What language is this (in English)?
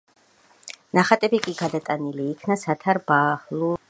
Georgian